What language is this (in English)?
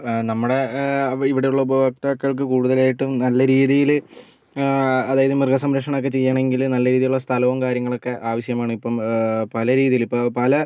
Malayalam